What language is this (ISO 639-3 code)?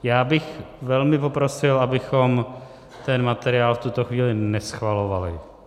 ces